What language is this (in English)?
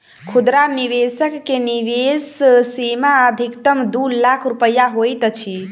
Maithili